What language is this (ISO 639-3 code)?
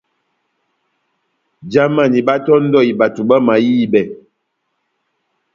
bnm